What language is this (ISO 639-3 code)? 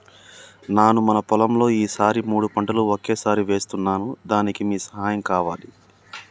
tel